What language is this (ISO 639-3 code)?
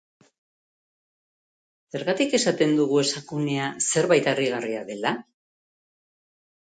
eus